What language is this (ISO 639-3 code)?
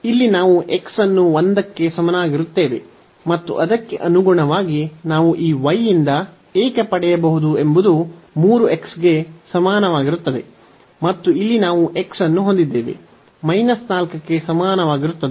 kan